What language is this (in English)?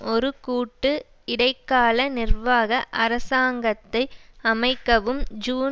Tamil